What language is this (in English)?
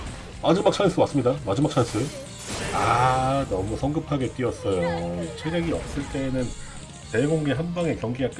Korean